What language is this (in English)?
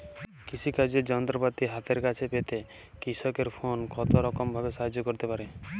Bangla